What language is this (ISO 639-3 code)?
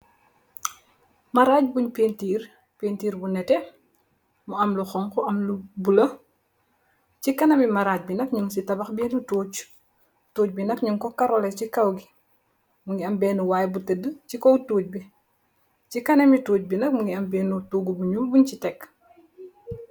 wol